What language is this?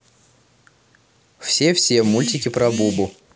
Russian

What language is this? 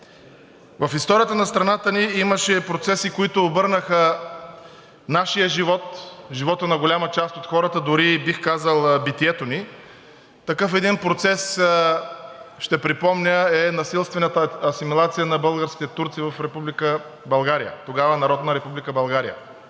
Bulgarian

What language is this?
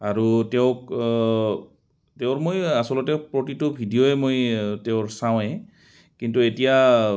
Assamese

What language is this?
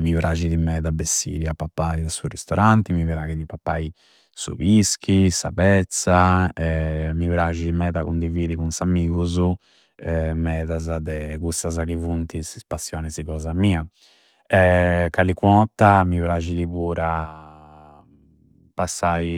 Campidanese Sardinian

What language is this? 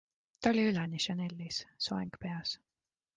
Estonian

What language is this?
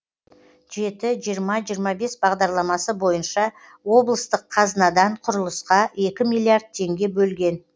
Kazakh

